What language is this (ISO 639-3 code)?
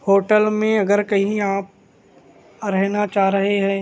urd